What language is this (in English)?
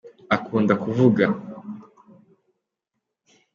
Kinyarwanda